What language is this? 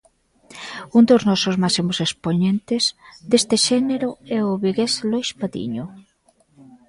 Galician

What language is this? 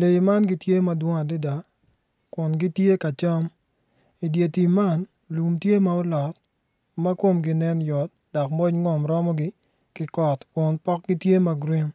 Acoli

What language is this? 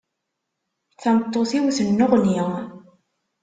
Kabyle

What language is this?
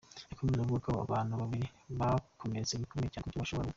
Kinyarwanda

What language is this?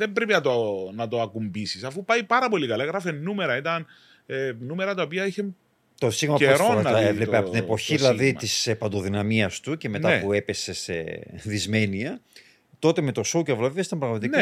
Greek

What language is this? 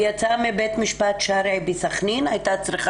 Hebrew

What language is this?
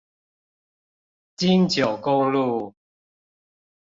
Chinese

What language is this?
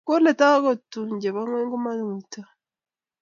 Kalenjin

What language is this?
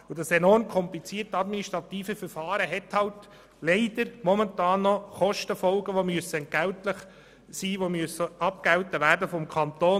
Swiss German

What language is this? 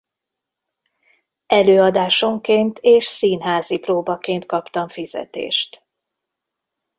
Hungarian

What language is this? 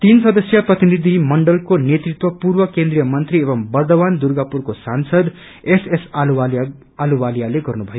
Nepali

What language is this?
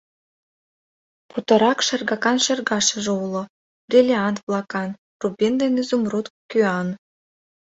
Mari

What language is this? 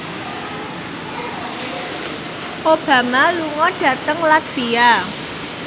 Javanese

